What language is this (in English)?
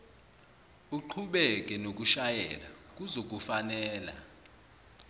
Zulu